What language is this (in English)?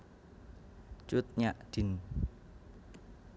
Javanese